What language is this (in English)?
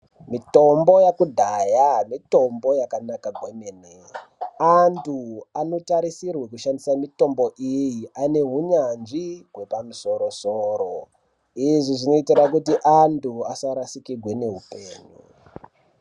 Ndau